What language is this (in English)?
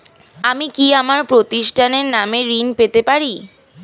Bangla